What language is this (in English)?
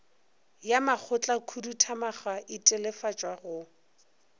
Northern Sotho